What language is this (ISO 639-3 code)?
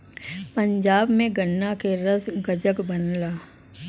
bho